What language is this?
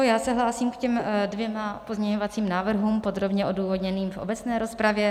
Czech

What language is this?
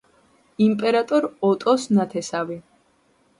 Georgian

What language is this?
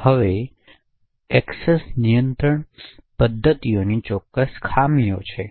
Gujarati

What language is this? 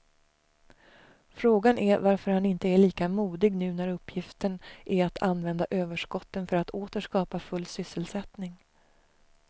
Swedish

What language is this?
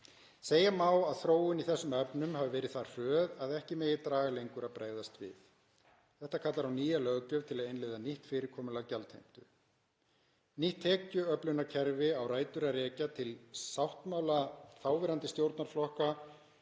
Icelandic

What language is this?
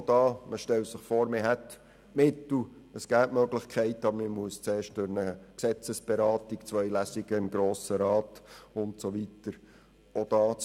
Swiss German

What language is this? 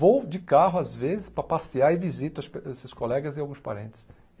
Portuguese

